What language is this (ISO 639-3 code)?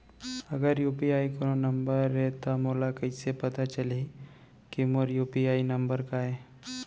hne